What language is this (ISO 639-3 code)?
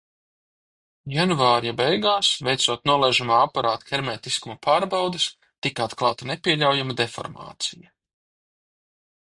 lav